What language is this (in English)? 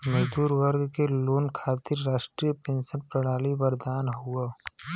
Bhojpuri